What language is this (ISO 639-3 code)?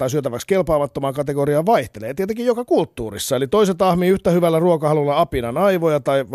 fin